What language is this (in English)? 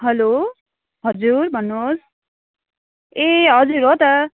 Nepali